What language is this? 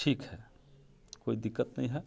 Maithili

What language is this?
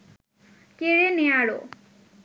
Bangla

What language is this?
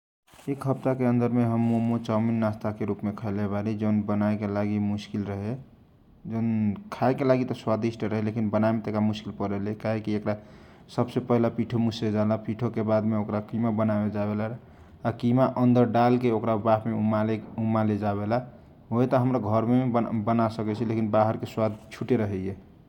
Kochila Tharu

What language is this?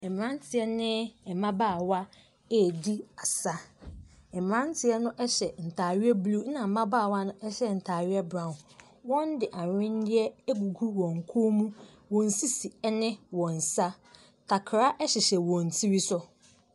Akan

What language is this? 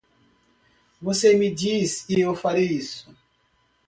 Portuguese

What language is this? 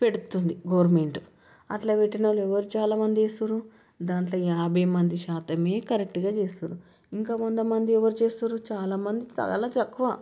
Telugu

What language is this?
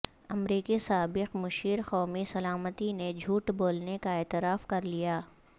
Urdu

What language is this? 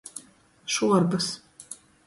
Latgalian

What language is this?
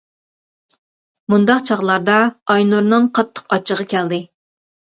Uyghur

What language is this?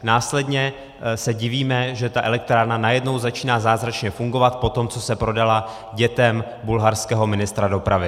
Czech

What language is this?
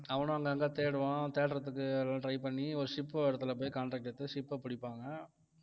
Tamil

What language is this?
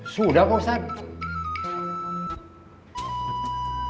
Indonesian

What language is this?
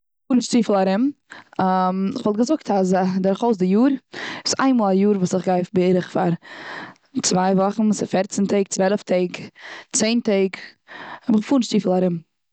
Yiddish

